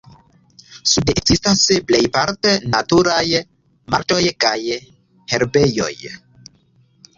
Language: Esperanto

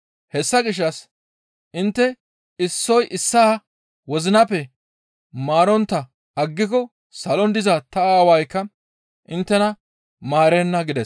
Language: Gamo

